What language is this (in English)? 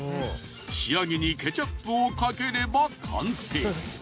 Japanese